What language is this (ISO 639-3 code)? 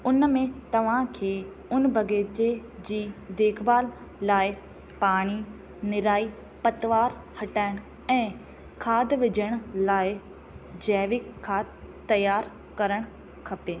snd